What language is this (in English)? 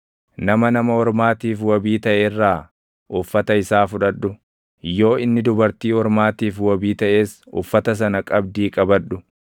Oromo